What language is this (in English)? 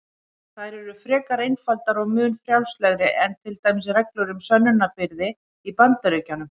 Icelandic